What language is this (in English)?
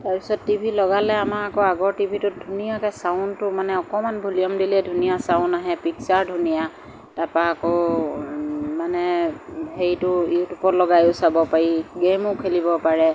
Assamese